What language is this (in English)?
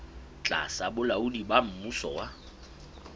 Southern Sotho